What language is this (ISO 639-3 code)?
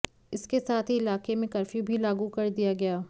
hin